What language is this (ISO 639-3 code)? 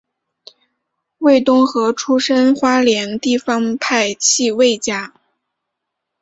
zho